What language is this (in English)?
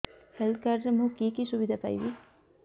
Odia